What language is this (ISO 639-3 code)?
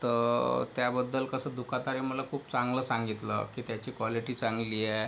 mar